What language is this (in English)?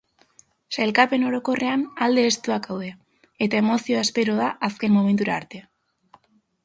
Basque